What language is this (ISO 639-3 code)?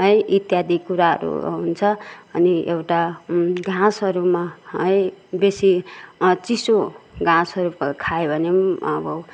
nep